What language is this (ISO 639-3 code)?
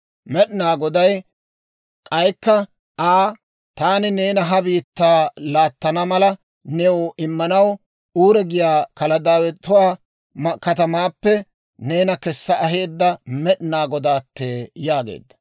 dwr